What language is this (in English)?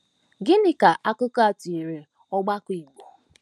Igbo